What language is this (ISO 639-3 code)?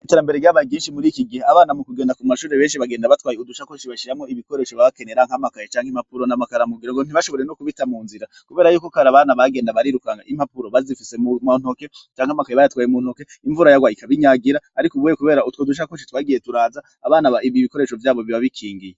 run